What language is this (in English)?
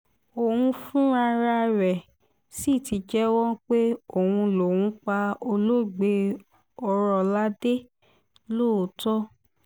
Yoruba